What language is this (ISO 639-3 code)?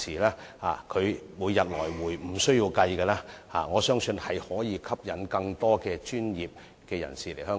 yue